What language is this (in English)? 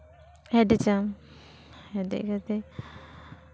Santali